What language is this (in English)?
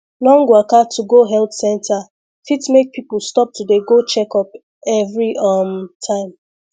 Nigerian Pidgin